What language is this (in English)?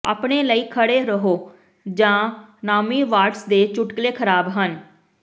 Punjabi